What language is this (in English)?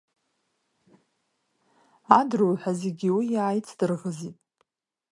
Abkhazian